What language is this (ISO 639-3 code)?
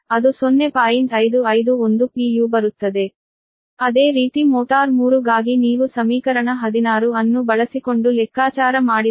kan